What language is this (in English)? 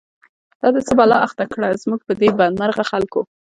Pashto